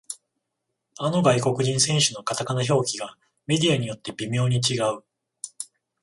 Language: Japanese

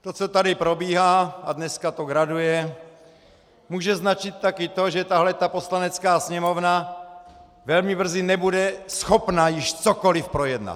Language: Czech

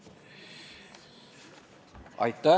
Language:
Estonian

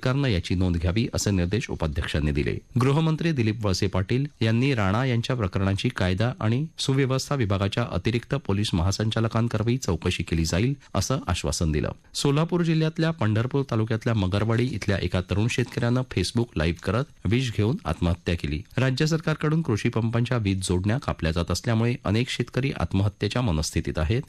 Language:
Hindi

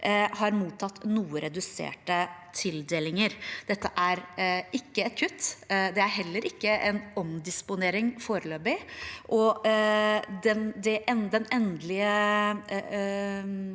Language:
Norwegian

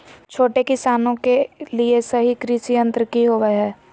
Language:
Magahi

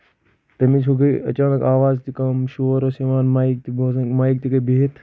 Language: Kashmiri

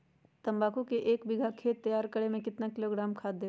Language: Magahi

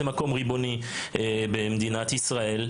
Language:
Hebrew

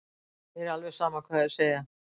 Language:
Icelandic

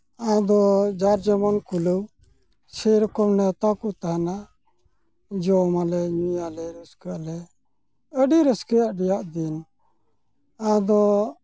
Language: Santali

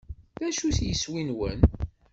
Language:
Kabyle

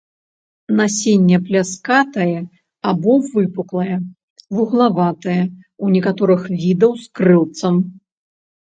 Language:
Belarusian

